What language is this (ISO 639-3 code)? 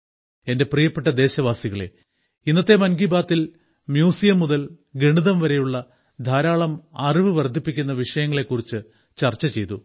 mal